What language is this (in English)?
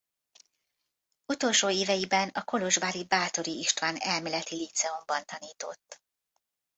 Hungarian